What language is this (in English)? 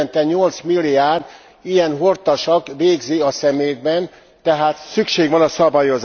Hungarian